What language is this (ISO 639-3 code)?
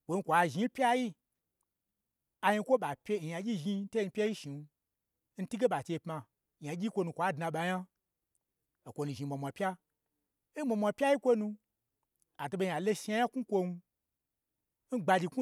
gbr